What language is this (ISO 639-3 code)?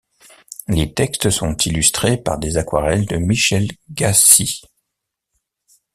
fra